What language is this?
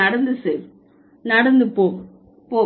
Tamil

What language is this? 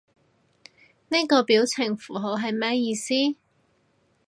Cantonese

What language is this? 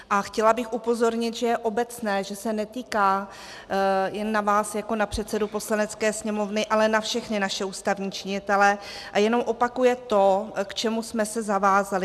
Czech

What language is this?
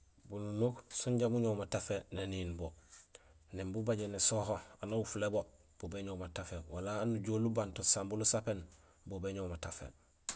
Gusilay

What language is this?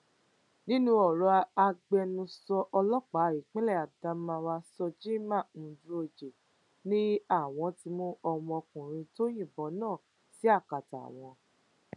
Yoruba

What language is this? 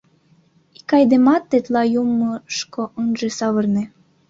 Mari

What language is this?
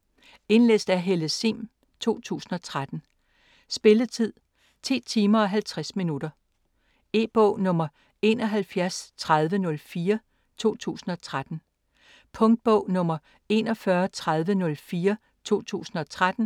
Danish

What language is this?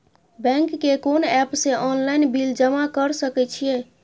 Maithili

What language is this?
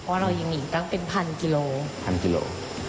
Thai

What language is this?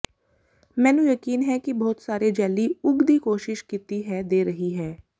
Punjabi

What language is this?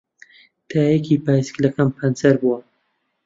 Central Kurdish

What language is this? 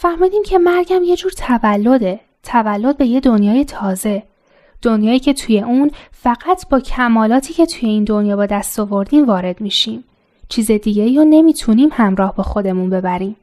Persian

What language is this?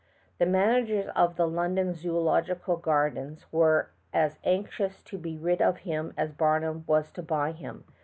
English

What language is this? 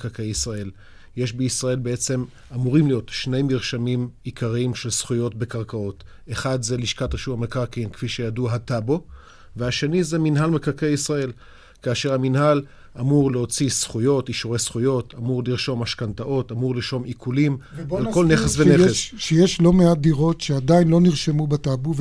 Hebrew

